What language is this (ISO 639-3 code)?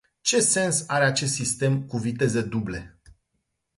ron